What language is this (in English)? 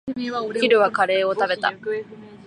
Japanese